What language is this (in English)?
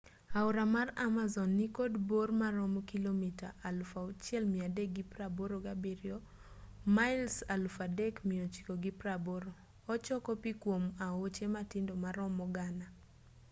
Luo (Kenya and Tanzania)